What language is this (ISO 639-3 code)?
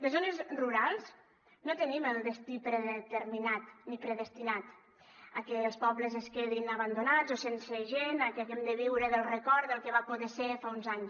cat